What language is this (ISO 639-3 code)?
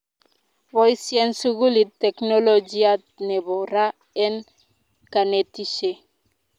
kln